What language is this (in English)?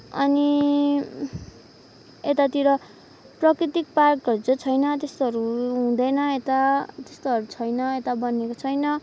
Nepali